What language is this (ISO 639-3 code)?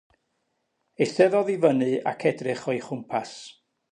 cym